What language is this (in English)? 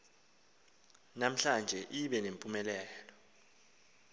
Xhosa